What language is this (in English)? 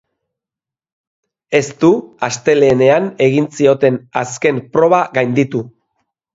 Basque